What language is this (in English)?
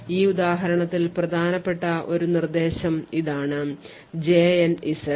Malayalam